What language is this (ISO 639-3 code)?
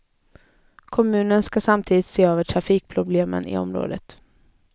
swe